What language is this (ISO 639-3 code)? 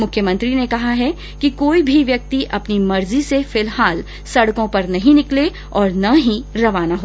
hin